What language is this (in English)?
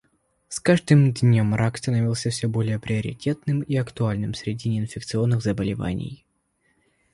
Russian